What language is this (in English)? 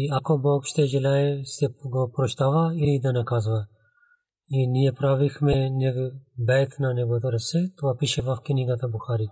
Bulgarian